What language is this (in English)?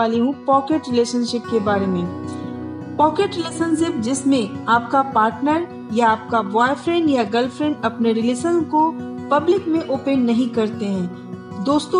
Hindi